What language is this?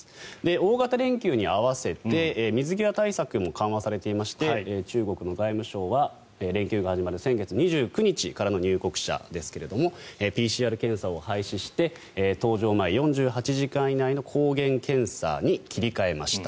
Japanese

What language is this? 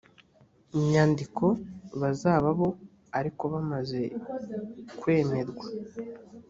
Kinyarwanda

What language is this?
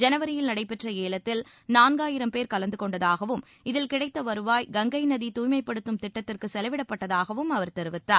Tamil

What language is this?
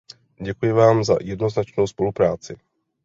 Czech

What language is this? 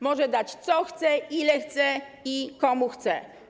Polish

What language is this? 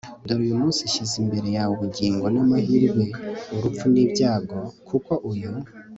Kinyarwanda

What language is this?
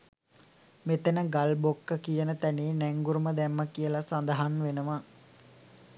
Sinhala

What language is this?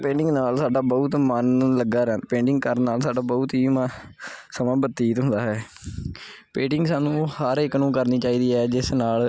Punjabi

